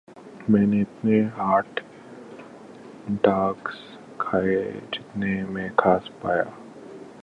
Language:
Urdu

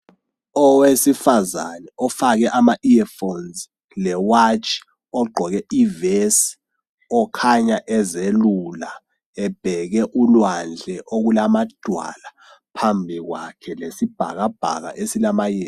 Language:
North Ndebele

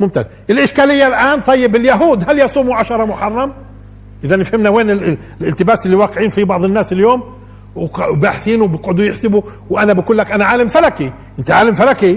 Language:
Arabic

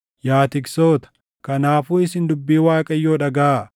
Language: Oromo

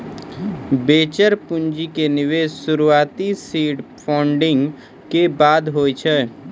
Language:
Maithili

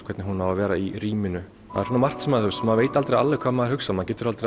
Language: Icelandic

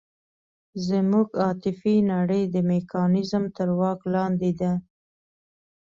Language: Pashto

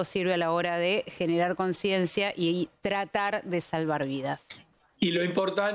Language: Spanish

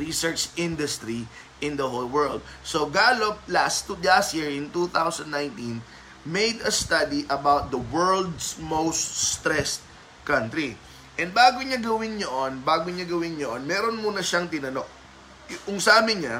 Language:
Filipino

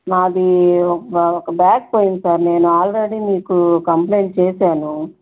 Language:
Telugu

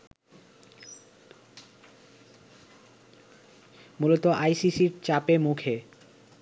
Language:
Bangla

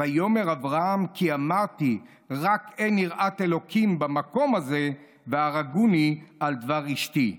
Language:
Hebrew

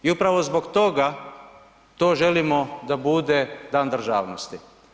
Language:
Croatian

